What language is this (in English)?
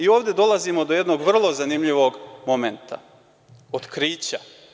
Serbian